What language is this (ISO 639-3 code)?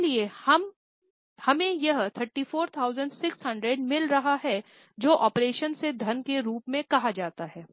hin